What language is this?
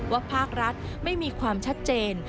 Thai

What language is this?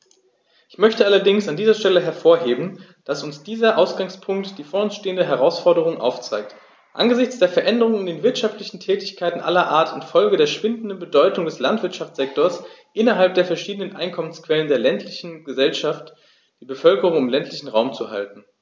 German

